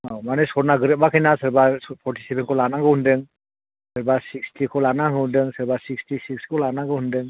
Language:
Bodo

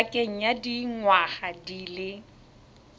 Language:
Tswana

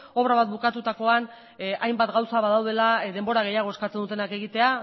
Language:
Basque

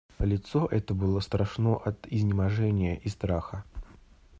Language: Russian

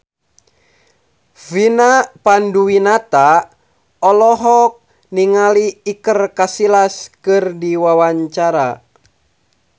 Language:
Sundanese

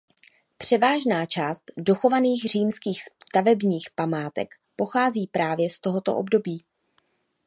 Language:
Czech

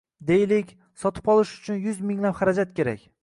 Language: Uzbek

